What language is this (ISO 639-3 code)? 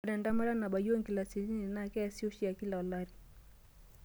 mas